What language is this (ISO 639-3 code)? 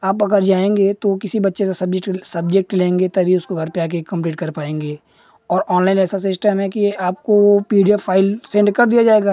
hin